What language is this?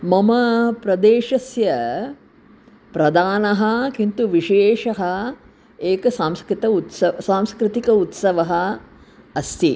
Sanskrit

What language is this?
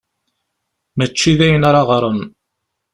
Kabyle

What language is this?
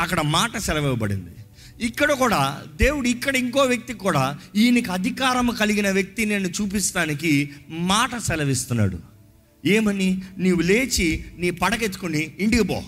Telugu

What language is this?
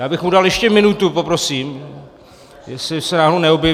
Czech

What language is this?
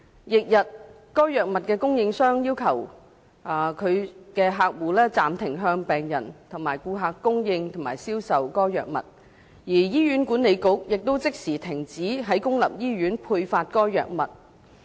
Cantonese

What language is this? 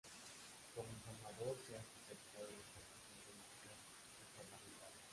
Spanish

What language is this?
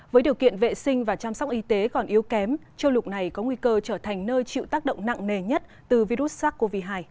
Vietnamese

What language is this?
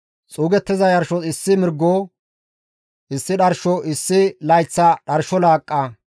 Gamo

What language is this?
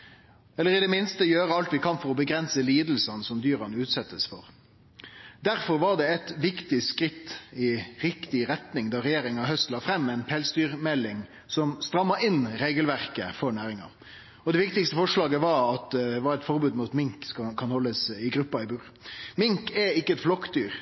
Norwegian Nynorsk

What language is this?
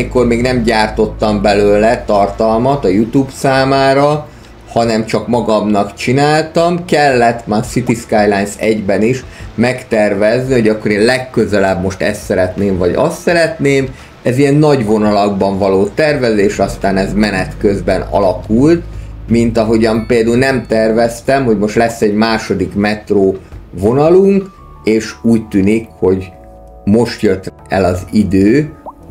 Hungarian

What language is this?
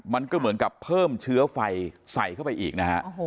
Thai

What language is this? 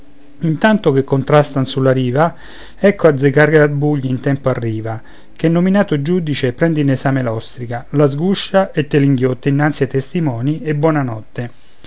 Italian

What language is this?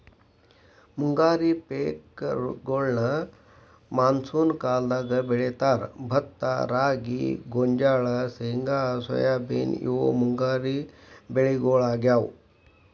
Kannada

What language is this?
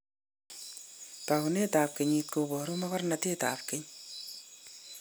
Kalenjin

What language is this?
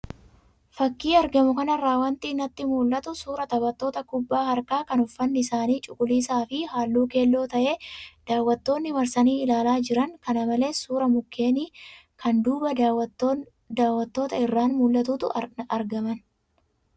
Oromo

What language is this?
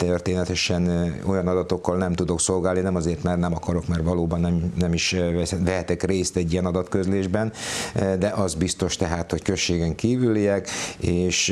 Hungarian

